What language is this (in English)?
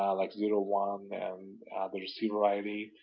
English